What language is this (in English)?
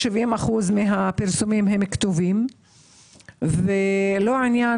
Hebrew